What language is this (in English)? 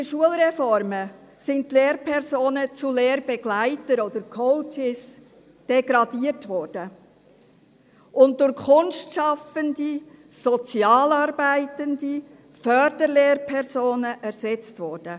Swiss German